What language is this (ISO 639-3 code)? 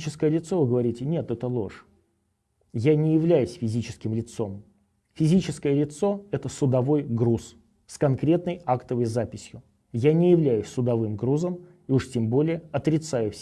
rus